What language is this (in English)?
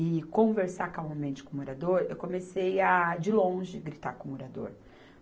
Portuguese